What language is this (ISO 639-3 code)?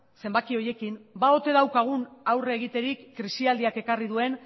eus